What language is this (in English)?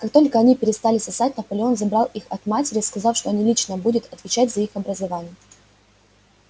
Russian